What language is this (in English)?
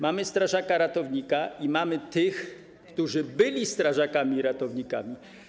Polish